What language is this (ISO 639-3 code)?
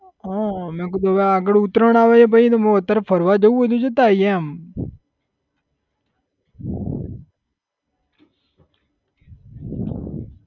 guj